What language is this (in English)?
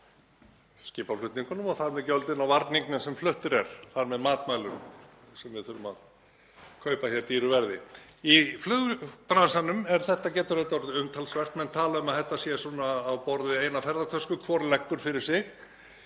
Icelandic